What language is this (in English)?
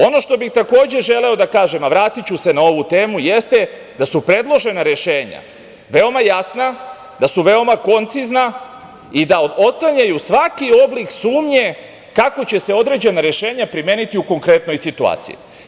Serbian